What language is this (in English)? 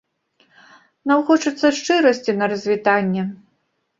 Belarusian